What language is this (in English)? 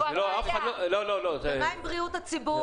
Hebrew